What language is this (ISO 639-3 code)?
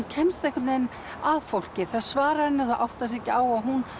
isl